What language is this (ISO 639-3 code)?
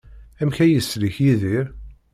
kab